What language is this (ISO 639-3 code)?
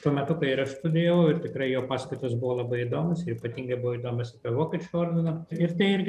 lit